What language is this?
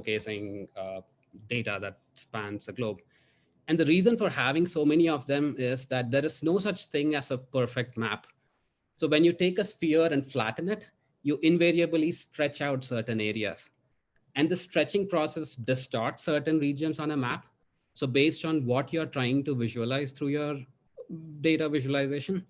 English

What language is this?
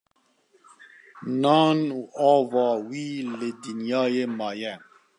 Kurdish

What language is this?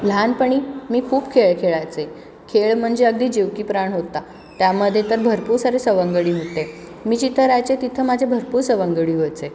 Marathi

